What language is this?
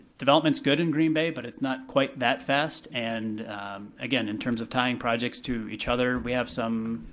English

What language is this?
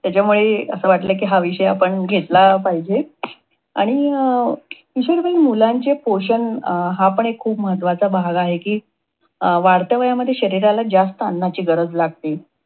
Marathi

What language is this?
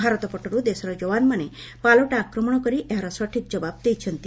Odia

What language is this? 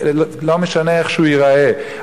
Hebrew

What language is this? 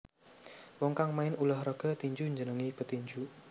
Javanese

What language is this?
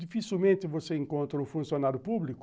Portuguese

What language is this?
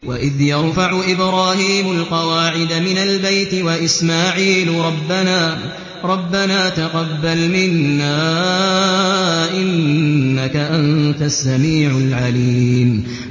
Arabic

